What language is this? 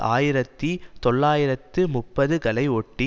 Tamil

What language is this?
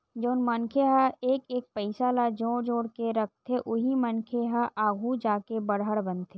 Chhattisgarhi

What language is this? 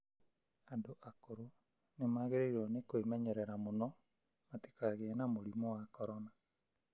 Kikuyu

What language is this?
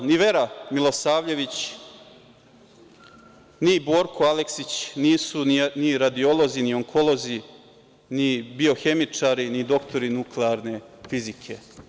Serbian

